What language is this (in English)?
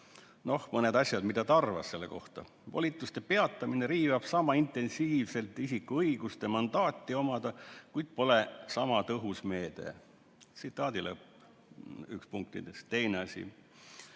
Estonian